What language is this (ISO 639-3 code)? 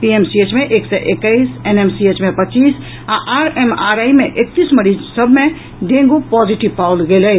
mai